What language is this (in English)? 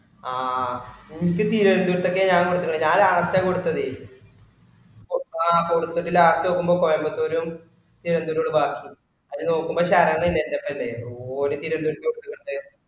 Malayalam